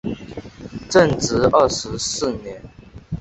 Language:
Chinese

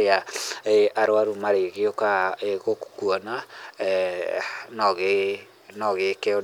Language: Kikuyu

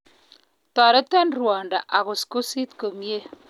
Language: Kalenjin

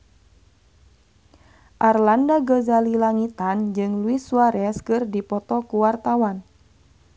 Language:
Sundanese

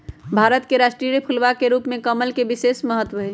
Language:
Magahi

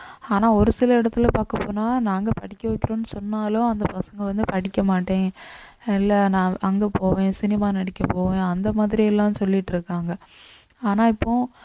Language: Tamil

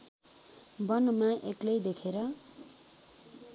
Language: Nepali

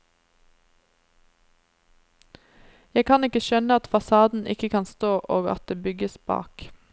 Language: Norwegian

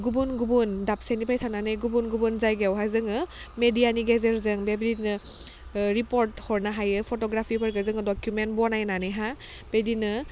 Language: Bodo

